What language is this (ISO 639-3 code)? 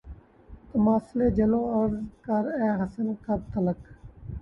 urd